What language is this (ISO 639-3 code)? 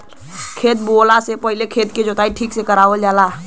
bho